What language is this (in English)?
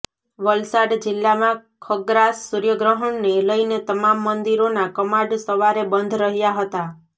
Gujarati